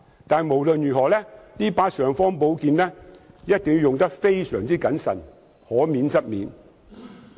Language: Cantonese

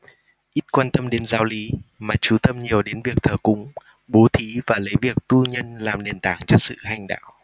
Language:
Vietnamese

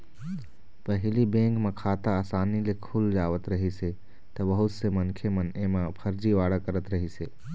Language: Chhattisgarhi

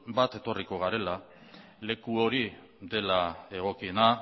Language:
Basque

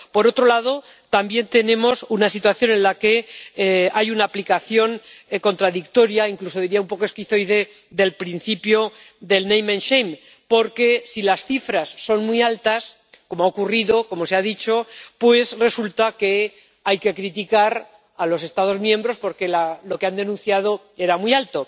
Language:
Spanish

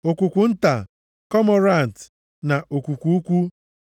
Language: Igbo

